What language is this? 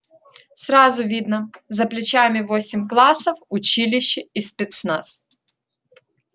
Russian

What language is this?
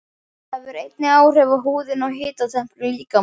Icelandic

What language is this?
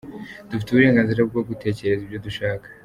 Kinyarwanda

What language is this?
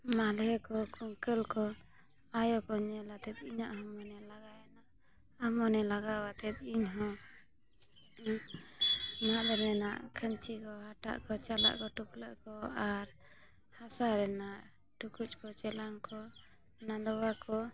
Santali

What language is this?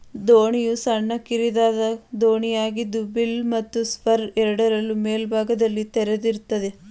Kannada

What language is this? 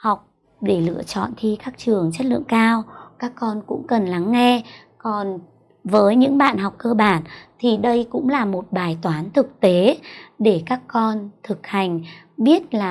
Vietnamese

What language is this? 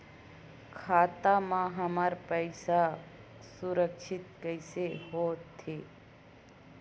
Chhattisgarhi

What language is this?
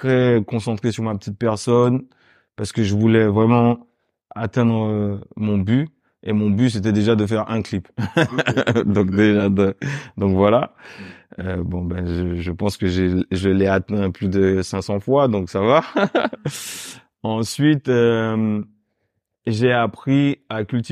French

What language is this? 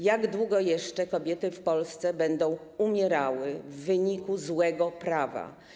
Polish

